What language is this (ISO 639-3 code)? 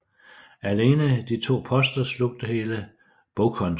dan